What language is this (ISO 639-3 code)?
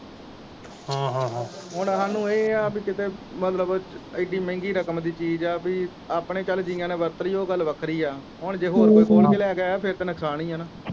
pan